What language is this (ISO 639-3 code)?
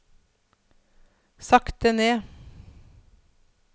nor